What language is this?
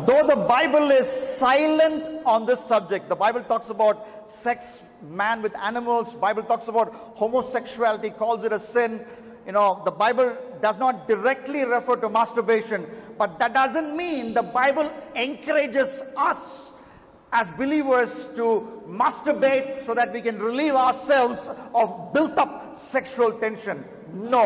English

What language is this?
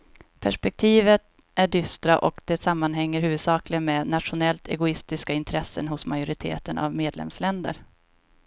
Swedish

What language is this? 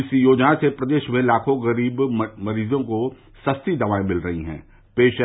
Hindi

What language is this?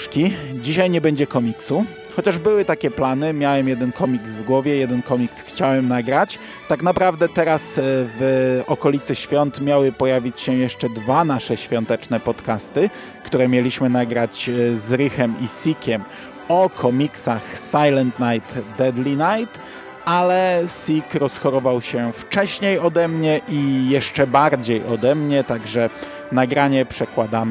Polish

